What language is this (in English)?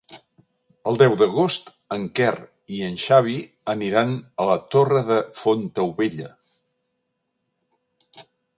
Catalan